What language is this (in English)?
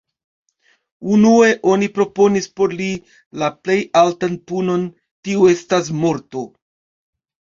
Esperanto